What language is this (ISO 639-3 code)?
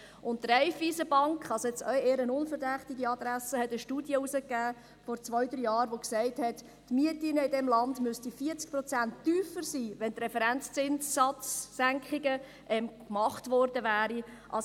gsw